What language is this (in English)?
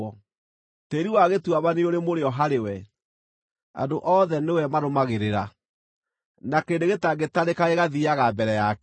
Kikuyu